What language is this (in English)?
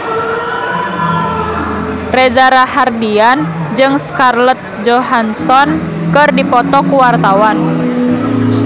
Sundanese